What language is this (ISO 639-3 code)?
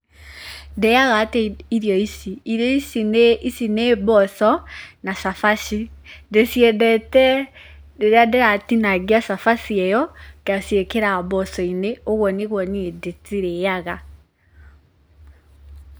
kik